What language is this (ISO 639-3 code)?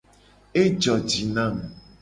gej